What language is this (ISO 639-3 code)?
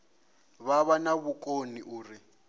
ven